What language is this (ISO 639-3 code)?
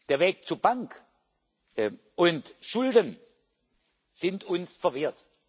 deu